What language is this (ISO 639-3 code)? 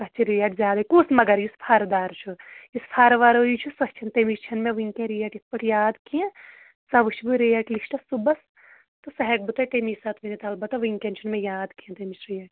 kas